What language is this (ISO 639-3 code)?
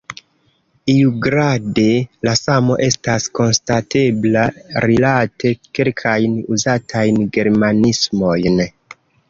epo